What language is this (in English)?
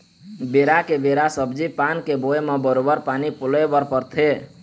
Chhattisgarhi